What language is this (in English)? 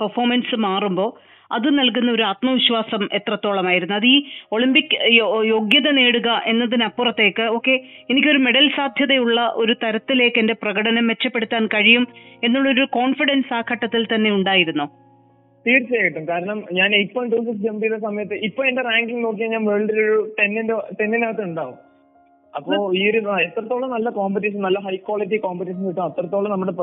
Malayalam